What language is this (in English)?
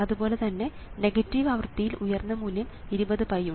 Malayalam